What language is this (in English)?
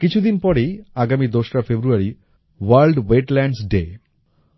Bangla